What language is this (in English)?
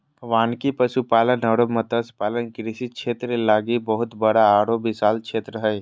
Magahi